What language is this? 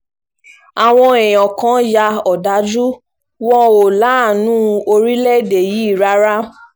Yoruba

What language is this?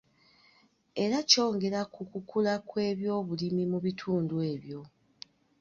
Ganda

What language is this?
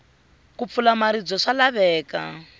Tsonga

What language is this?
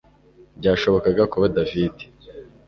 Kinyarwanda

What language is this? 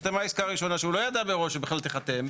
Hebrew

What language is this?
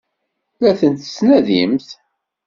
Kabyle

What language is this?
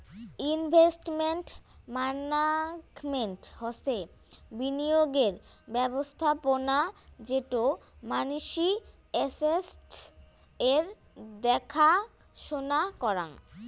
Bangla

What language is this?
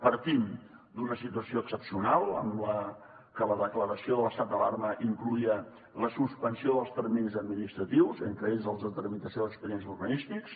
Catalan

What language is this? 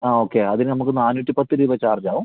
Malayalam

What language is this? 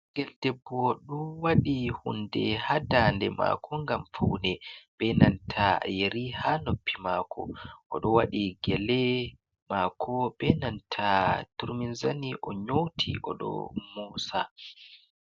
Fula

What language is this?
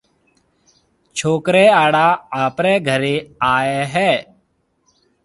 Marwari (Pakistan)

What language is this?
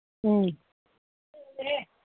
Manipuri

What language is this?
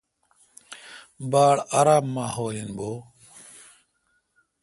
Kalkoti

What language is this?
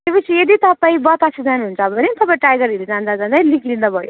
Nepali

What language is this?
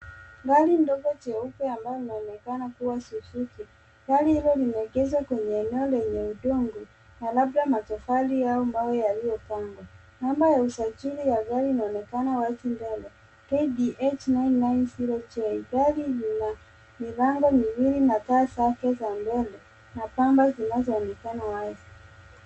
Swahili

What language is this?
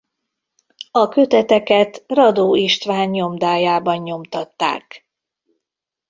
Hungarian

